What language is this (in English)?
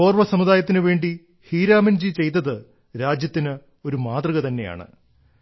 Malayalam